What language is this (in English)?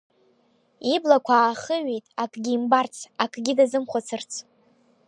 Abkhazian